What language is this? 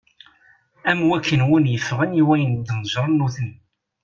Kabyle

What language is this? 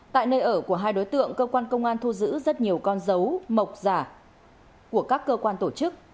Vietnamese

